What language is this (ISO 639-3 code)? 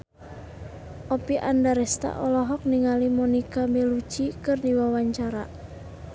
sun